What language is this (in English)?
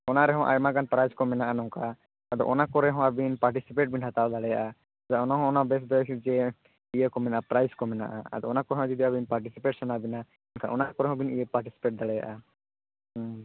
Santali